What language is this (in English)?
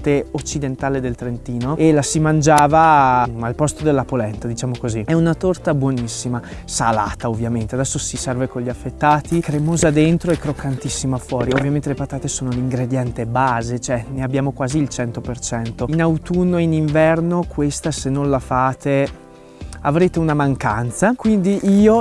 Italian